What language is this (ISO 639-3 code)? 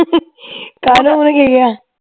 pan